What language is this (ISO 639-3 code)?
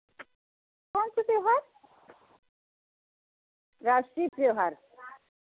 hin